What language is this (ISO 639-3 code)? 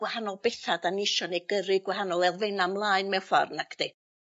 cym